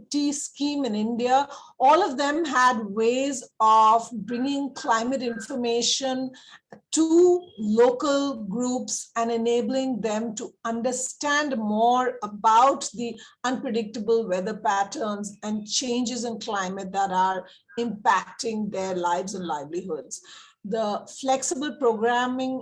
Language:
English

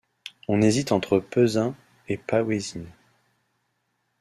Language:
French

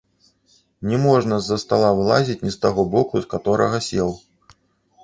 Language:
Belarusian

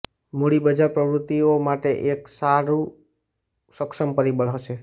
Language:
Gujarati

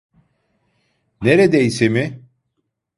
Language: Turkish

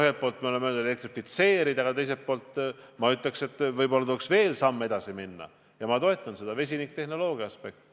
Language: Estonian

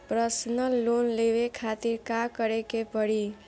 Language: Bhojpuri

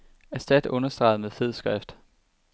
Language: Danish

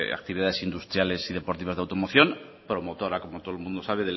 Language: Spanish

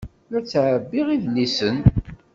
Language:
Kabyle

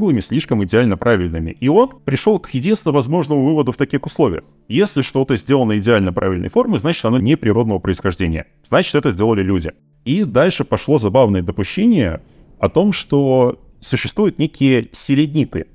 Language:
Russian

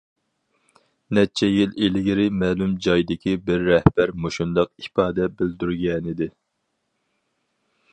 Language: Uyghur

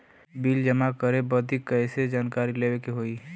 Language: Bhojpuri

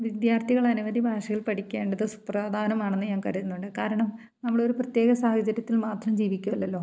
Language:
Malayalam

